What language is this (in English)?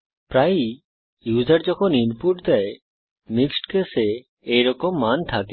Bangla